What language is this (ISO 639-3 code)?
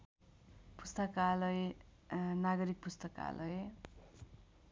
nep